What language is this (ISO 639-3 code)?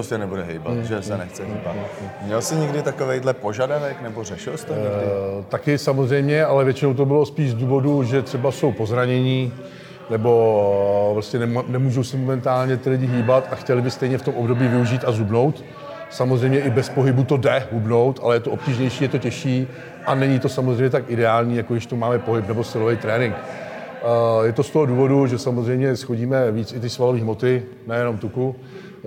ces